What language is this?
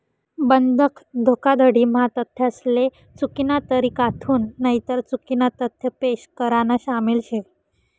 Marathi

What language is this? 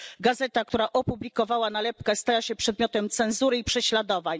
Polish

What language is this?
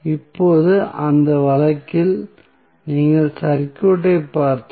Tamil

